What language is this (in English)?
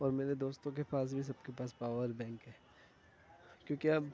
Urdu